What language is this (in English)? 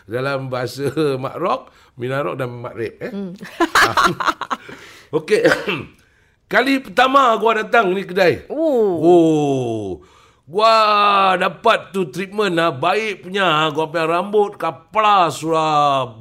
Malay